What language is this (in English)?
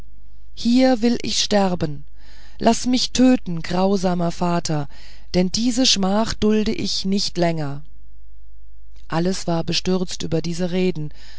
German